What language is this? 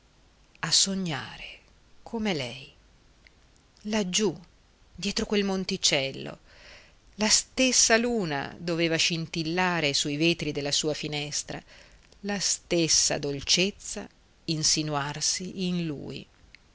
Italian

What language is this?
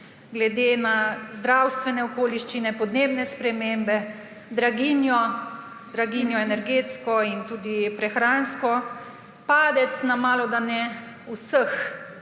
Slovenian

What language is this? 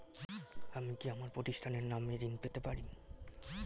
Bangla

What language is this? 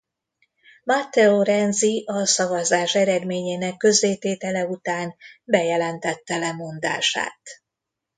Hungarian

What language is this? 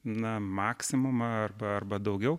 Lithuanian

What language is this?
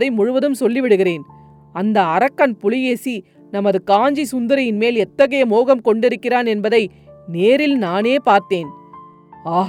Tamil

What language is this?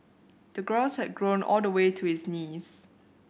English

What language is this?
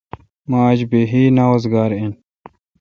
Kalkoti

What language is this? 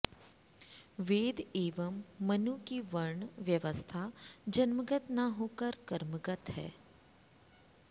Sanskrit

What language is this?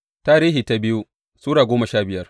Hausa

